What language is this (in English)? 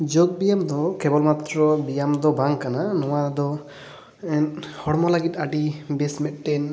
Santali